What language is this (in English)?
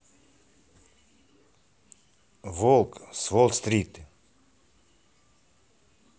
Russian